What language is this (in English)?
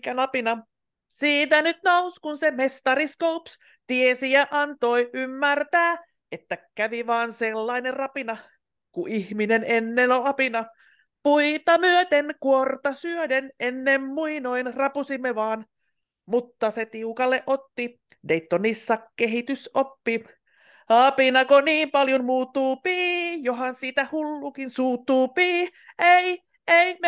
Finnish